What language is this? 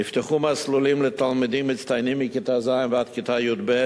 Hebrew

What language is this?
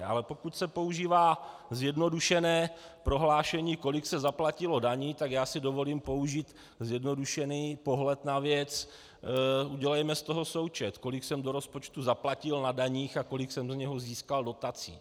Czech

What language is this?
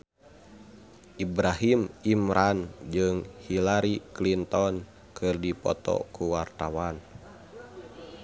Sundanese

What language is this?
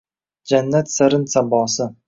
Uzbek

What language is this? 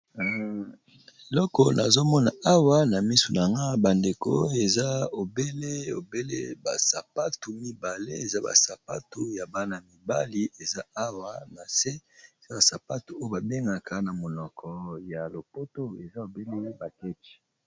Lingala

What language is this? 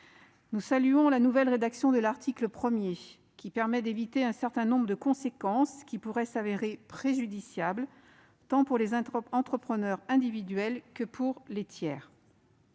French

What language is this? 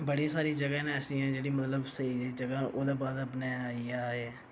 Dogri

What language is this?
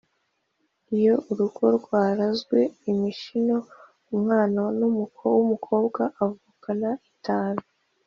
Kinyarwanda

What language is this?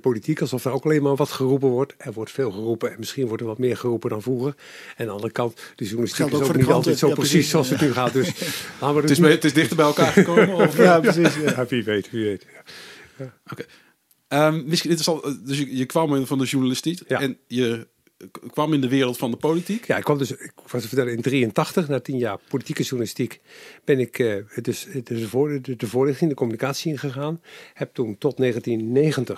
Dutch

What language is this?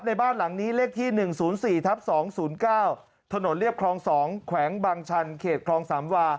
Thai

